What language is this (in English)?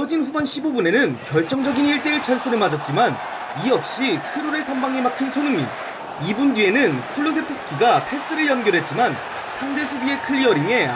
Korean